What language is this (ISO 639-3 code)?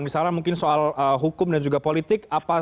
ind